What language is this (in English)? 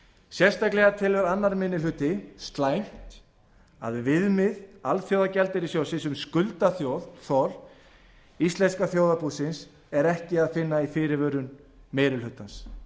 Icelandic